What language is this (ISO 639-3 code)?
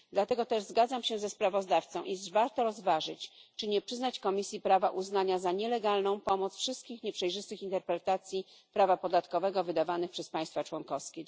pol